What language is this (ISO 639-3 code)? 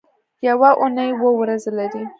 pus